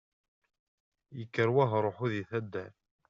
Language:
Kabyle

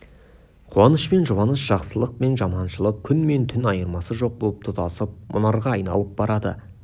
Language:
Kazakh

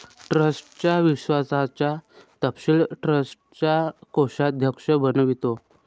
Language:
Marathi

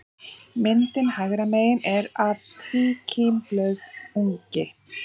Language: Icelandic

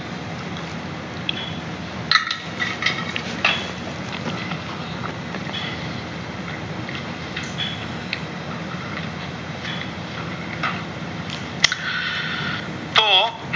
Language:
Gujarati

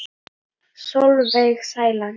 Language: Icelandic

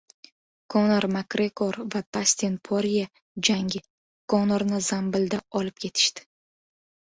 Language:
Uzbek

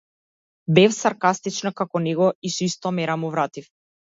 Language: Macedonian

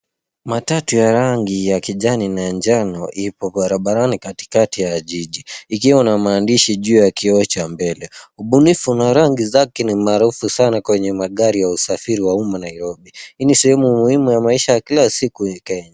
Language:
Swahili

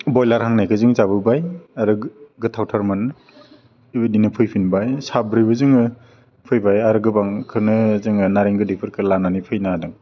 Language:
Bodo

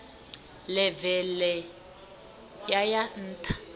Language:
Venda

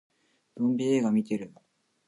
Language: Japanese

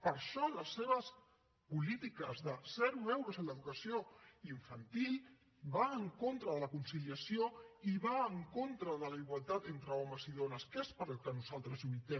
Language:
Catalan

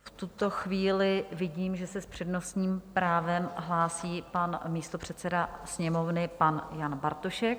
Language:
Czech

